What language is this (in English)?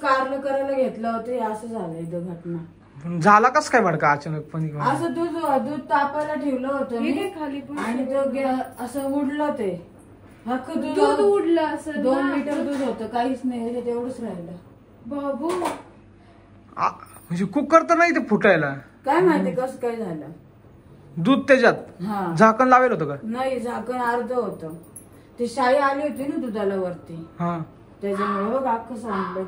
Marathi